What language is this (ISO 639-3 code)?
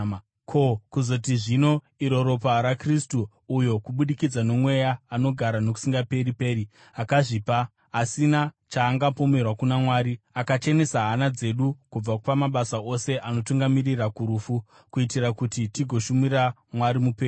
sna